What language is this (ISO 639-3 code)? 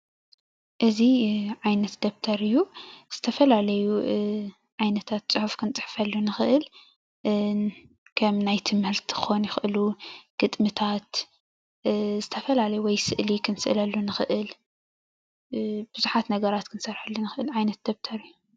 tir